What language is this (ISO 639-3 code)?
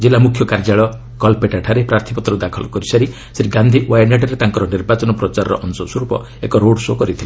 ori